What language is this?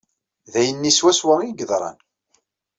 Kabyle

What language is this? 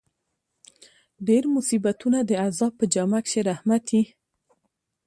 Pashto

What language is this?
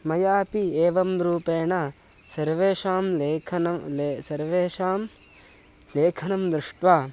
Sanskrit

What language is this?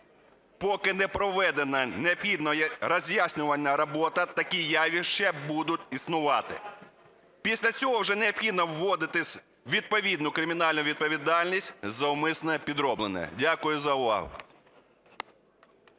Ukrainian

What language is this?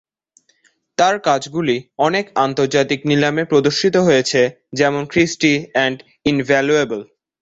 Bangla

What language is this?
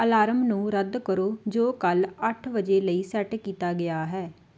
Punjabi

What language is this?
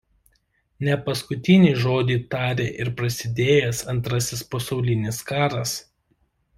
Lithuanian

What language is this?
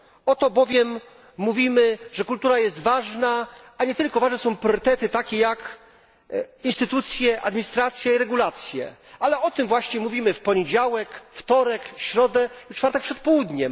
Polish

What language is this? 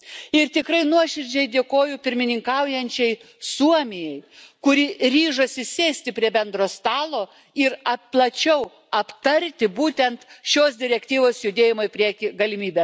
Lithuanian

